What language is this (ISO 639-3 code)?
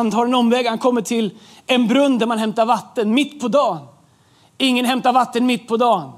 swe